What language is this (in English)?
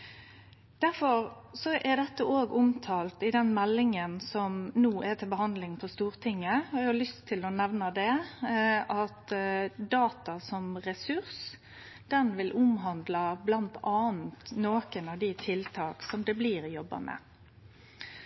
Norwegian Nynorsk